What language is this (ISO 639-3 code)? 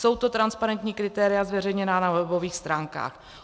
ces